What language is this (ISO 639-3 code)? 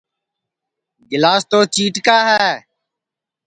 ssi